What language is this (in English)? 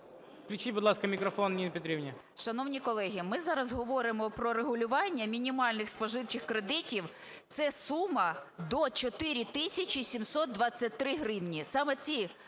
Ukrainian